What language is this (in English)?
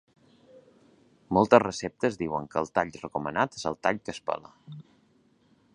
Catalan